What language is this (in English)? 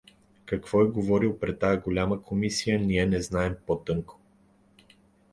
Bulgarian